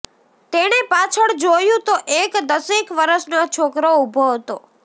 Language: Gujarati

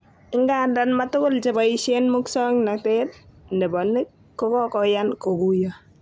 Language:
Kalenjin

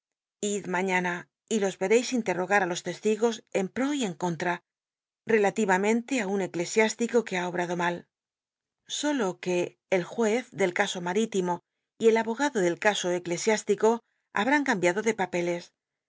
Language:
Spanish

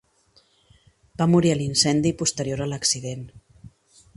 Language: Catalan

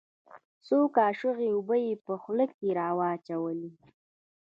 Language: Pashto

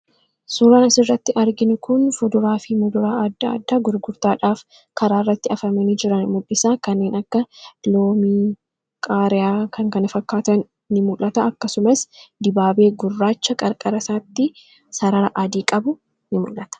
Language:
Oromo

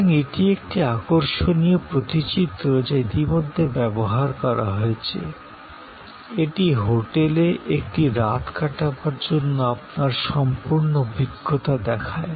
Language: Bangla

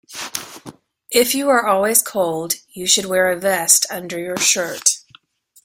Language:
English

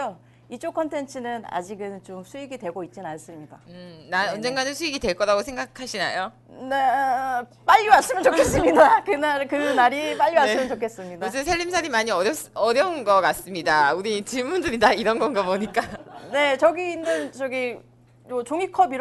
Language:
Korean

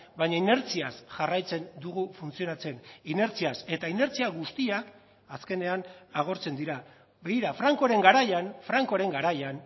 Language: Basque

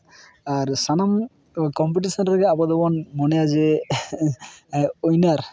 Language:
Santali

